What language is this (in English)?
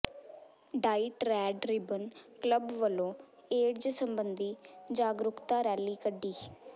Punjabi